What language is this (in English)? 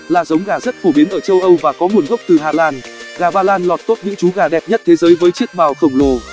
Vietnamese